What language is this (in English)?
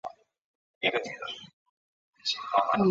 Chinese